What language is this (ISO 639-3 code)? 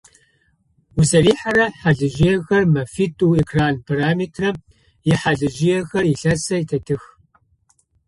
ady